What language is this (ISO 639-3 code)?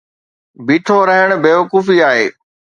snd